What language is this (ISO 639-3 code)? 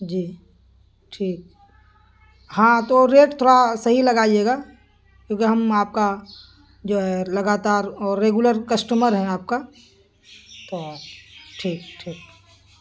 urd